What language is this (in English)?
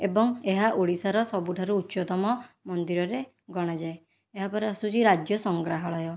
Odia